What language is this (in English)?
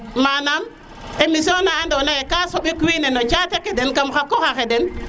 Serer